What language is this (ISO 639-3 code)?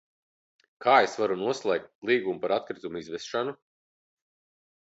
lav